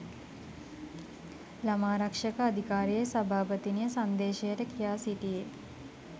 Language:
Sinhala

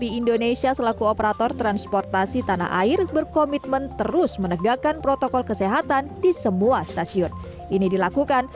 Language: Indonesian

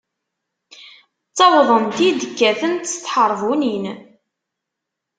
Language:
Kabyle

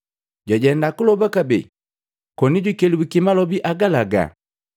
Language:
Matengo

